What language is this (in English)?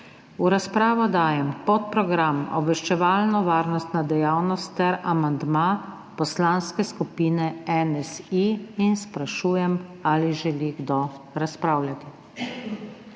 Slovenian